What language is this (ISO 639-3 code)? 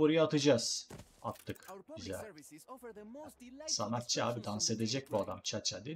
tur